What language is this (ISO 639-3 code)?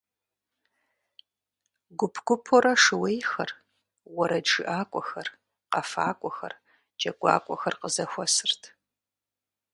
kbd